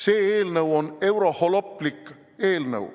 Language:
Estonian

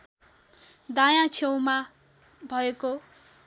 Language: Nepali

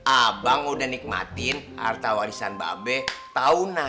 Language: Indonesian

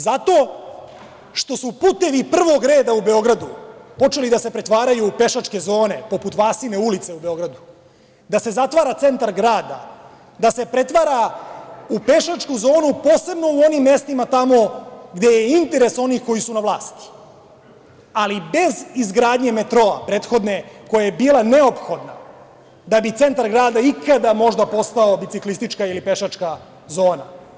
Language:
Serbian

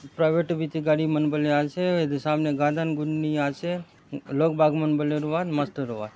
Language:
Halbi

